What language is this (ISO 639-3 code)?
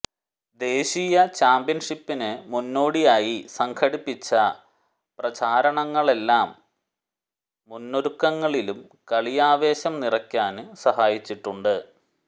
mal